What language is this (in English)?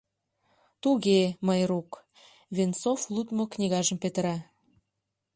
Mari